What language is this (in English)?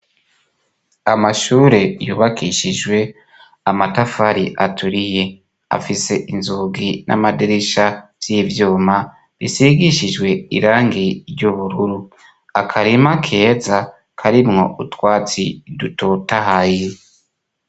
Rundi